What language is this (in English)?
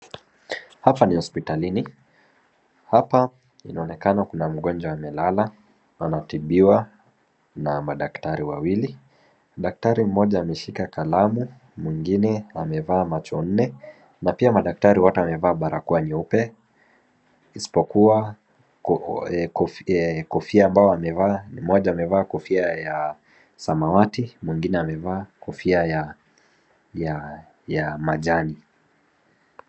Swahili